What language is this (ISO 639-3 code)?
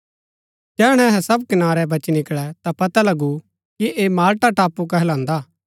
gbk